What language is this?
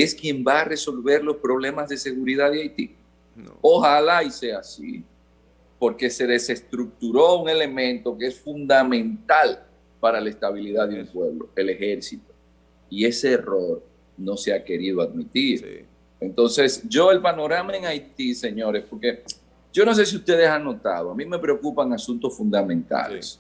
Spanish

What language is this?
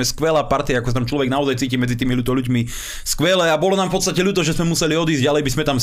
Slovak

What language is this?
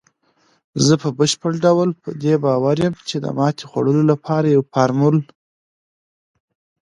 Pashto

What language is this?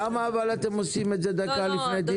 Hebrew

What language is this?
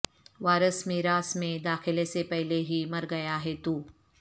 Urdu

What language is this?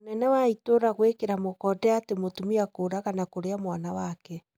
Kikuyu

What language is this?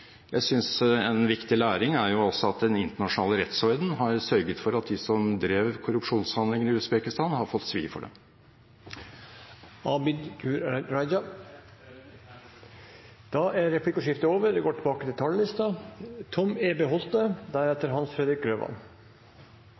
Norwegian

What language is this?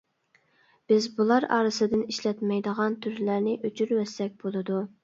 Uyghur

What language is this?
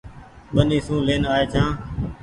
Goaria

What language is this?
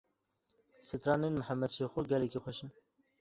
Kurdish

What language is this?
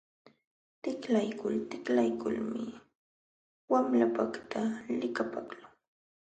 Jauja Wanca Quechua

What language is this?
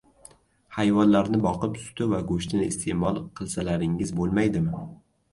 Uzbek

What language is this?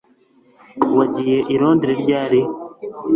Kinyarwanda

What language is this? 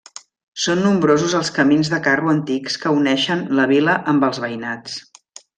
Catalan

